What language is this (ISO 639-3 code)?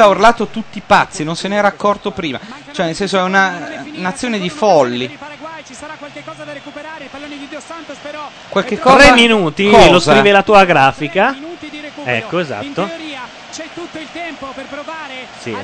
ita